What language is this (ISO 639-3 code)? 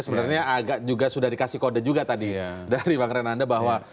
ind